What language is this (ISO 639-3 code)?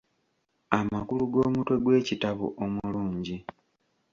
lug